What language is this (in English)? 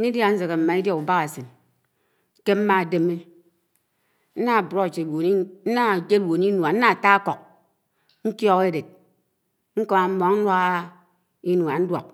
Anaang